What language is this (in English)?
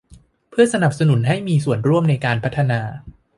Thai